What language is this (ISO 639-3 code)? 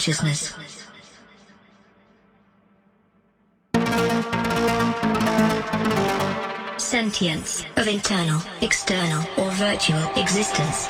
ell